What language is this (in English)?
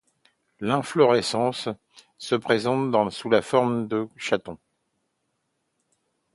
French